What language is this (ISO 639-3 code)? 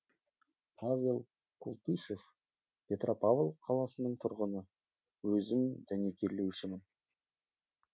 kaz